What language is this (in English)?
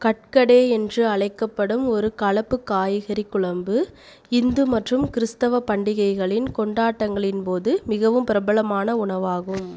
Tamil